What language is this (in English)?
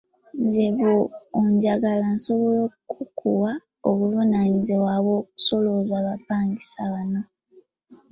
Ganda